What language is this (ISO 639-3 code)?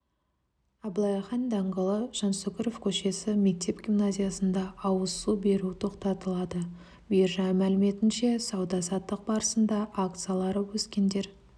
kaz